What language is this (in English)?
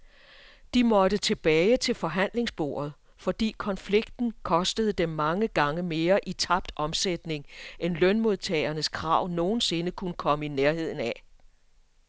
Danish